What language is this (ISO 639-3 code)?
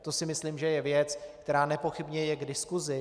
ces